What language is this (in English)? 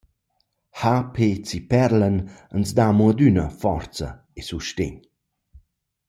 Romansh